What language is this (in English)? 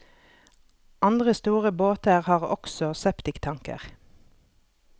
Norwegian